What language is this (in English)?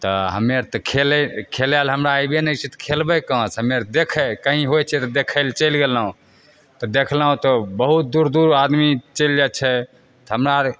Maithili